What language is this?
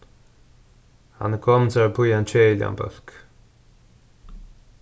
Faroese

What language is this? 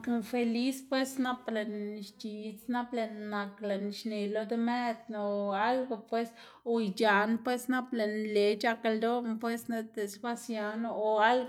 Xanaguía Zapotec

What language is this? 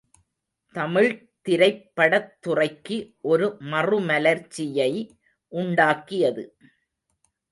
Tamil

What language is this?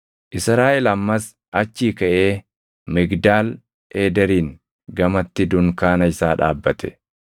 Oromo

